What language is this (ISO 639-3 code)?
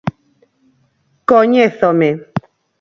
glg